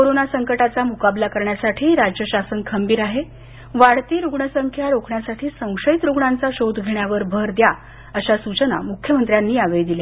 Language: Marathi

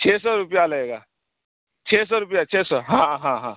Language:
Urdu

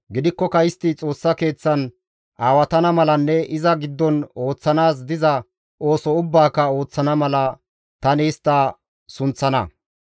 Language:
Gamo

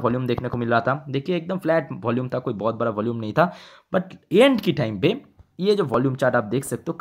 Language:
Hindi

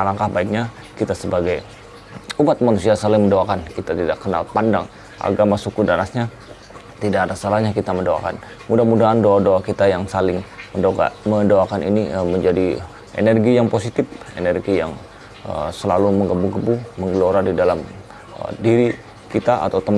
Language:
Indonesian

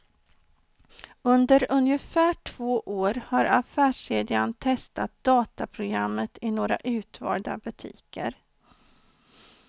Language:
Swedish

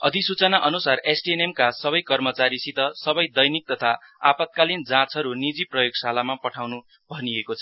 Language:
Nepali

